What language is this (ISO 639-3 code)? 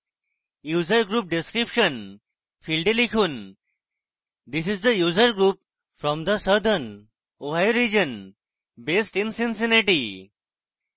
ben